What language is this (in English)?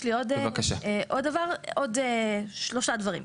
Hebrew